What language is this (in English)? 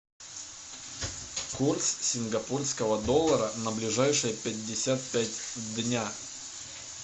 Russian